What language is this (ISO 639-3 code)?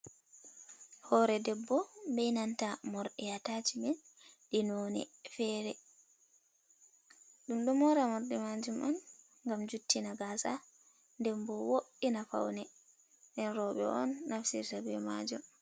ful